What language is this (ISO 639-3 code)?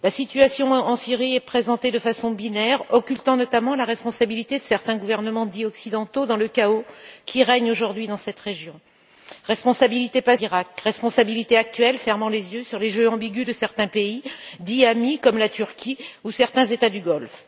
fra